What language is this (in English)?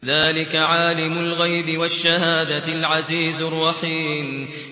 Arabic